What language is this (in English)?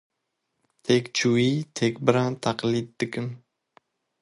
Kurdish